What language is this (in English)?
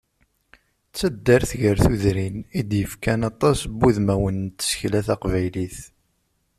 Kabyle